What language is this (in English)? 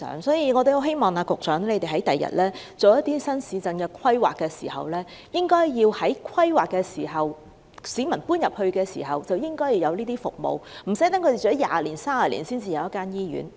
Cantonese